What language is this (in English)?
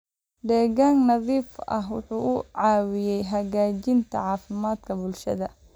Somali